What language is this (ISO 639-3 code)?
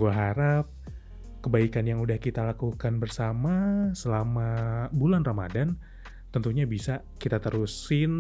ind